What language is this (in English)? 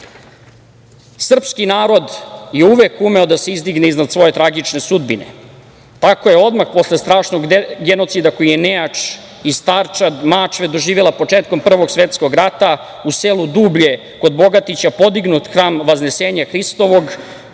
Serbian